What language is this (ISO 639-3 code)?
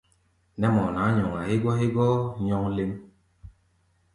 gba